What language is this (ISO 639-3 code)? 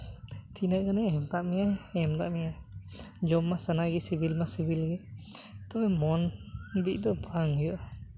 sat